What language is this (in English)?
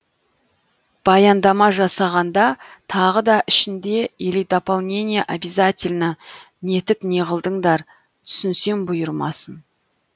Kazakh